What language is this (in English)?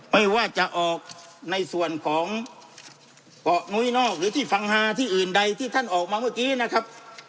Thai